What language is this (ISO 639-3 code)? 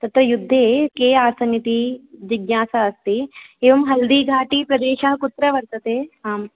san